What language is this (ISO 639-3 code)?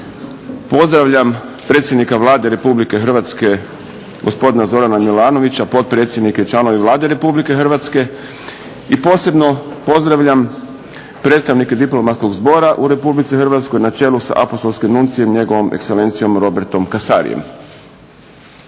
hrv